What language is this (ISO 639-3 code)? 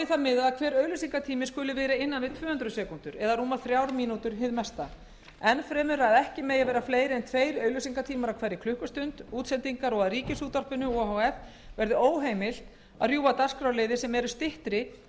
isl